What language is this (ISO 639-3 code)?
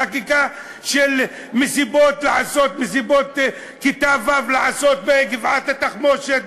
heb